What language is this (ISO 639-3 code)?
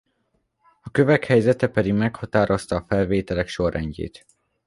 hun